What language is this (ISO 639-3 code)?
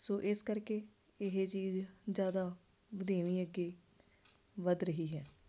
pan